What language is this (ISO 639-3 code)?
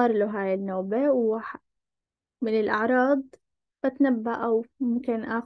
ara